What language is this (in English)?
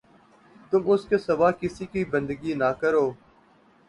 Urdu